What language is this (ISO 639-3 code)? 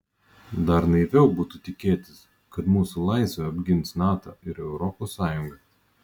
lit